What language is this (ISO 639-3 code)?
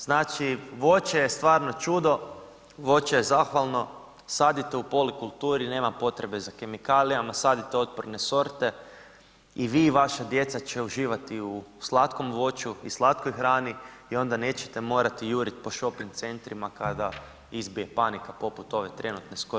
hrv